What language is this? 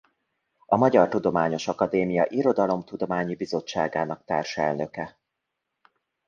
Hungarian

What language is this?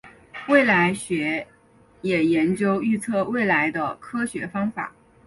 Chinese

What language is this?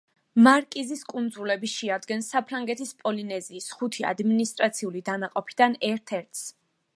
Georgian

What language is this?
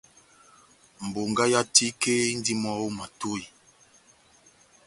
Batanga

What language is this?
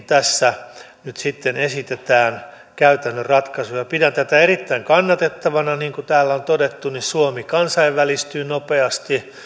Finnish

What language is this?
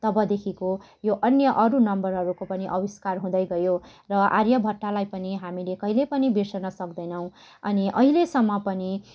Nepali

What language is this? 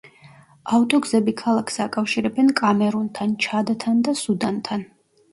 Georgian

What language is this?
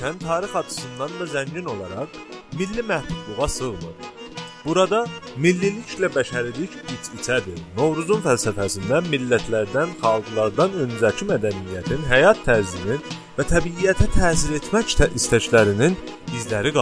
Turkish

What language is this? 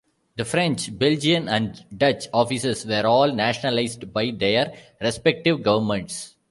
English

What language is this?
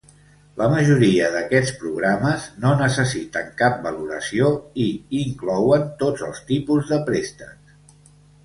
Catalan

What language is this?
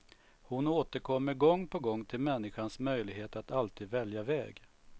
Swedish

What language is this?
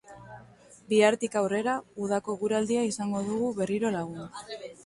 Basque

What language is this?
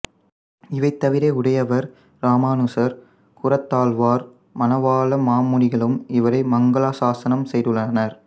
Tamil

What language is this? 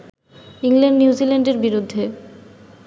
Bangla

